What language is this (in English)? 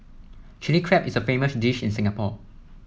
English